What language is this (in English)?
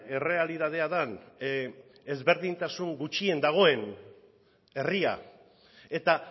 Basque